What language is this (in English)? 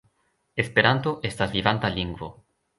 Esperanto